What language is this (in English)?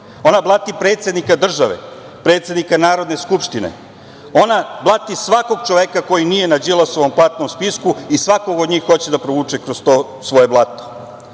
Serbian